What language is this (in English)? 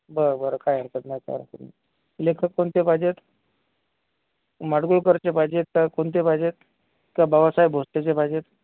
Marathi